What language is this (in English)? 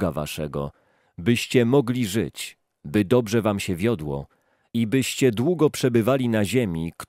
Polish